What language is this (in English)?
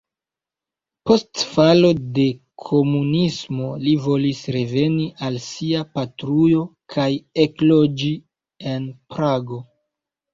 Esperanto